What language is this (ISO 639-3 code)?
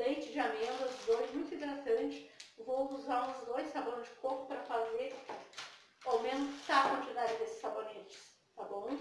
por